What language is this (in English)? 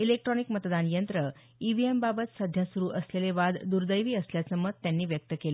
Marathi